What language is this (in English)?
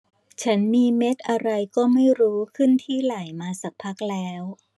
Thai